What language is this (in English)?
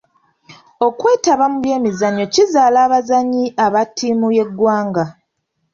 Ganda